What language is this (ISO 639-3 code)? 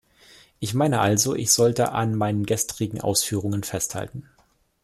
deu